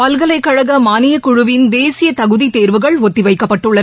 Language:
Tamil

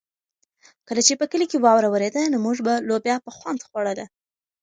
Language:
Pashto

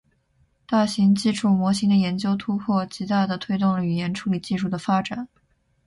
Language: Chinese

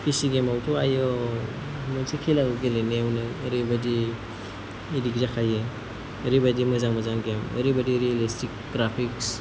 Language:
Bodo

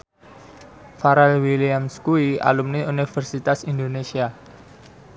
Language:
Javanese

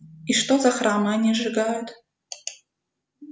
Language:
Russian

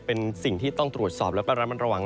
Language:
Thai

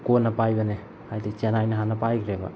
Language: Manipuri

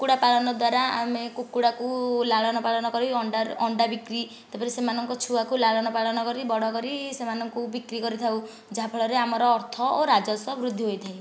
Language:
Odia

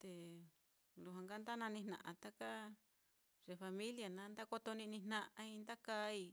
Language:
Mitlatongo Mixtec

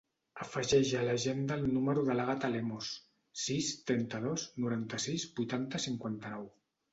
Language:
Catalan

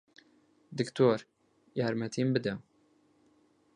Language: Central Kurdish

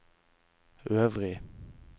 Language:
Norwegian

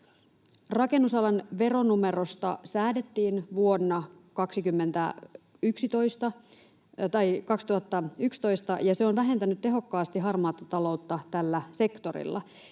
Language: Finnish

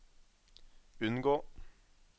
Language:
Norwegian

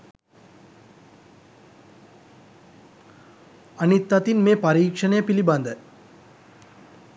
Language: Sinhala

